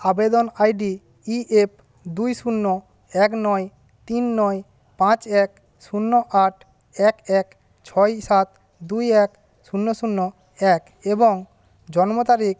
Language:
Bangla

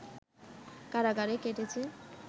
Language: Bangla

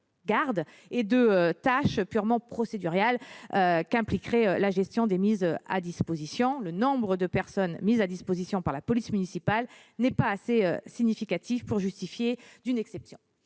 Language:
French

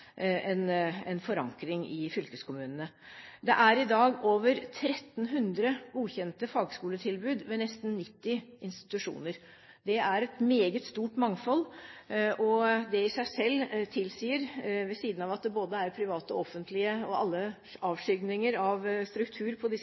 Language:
Norwegian Bokmål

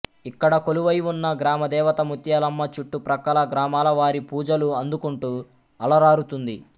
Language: Telugu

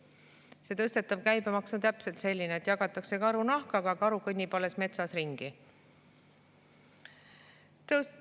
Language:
Estonian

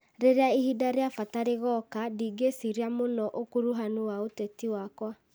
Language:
Kikuyu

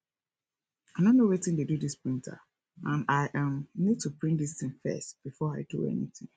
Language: Nigerian Pidgin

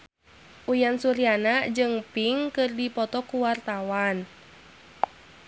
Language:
Sundanese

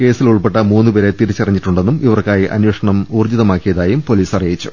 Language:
Malayalam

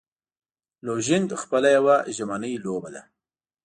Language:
Pashto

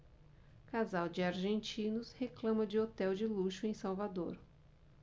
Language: Portuguese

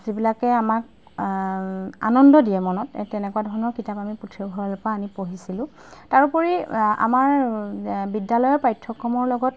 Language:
Assamese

